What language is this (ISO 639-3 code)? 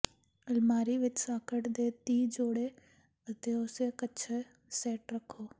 pan